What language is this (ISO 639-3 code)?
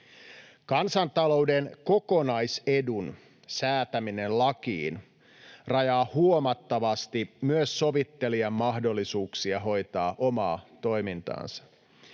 fin